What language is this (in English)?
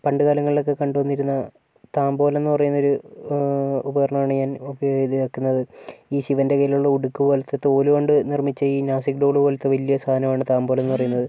Malayalam